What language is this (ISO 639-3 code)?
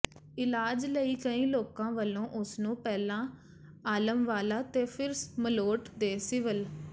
pan